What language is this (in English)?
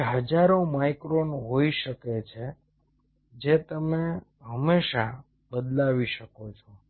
Gujarati